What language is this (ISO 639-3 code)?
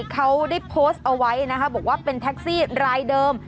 tha